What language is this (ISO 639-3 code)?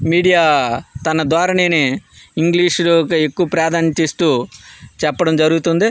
tel